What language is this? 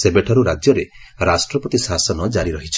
Odia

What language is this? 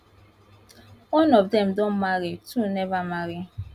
Nigerian Pidgin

